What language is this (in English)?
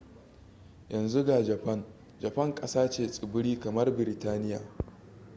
Hausa